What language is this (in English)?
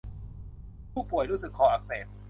Thai